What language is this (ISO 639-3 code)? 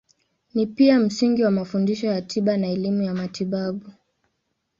swa